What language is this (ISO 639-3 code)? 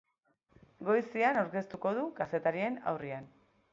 eus